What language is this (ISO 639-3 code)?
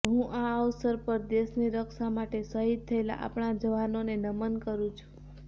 guj